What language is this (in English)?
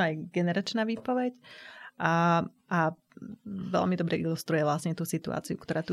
Slovak